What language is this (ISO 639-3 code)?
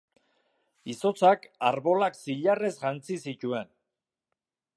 eus